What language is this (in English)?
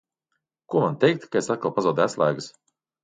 Latvian